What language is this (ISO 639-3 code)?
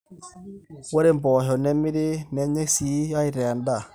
mas